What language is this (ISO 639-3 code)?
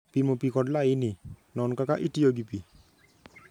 luo